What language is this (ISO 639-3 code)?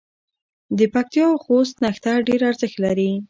pus